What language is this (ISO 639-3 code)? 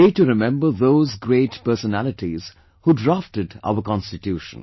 eng